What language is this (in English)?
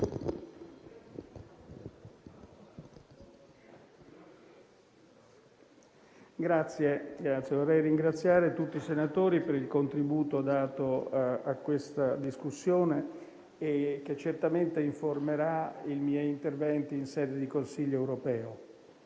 Italian